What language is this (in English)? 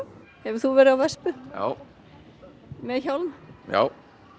Icelandic